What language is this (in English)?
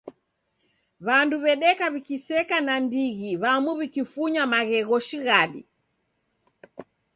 Taita